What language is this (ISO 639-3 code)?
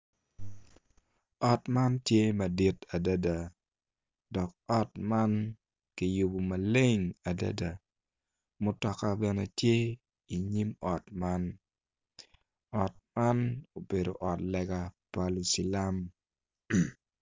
ach